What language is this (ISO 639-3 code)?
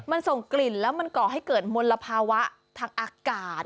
tha